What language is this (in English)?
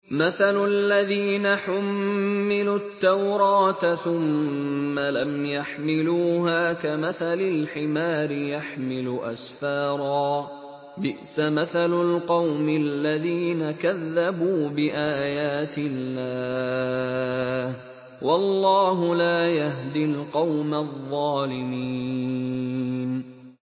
Arabic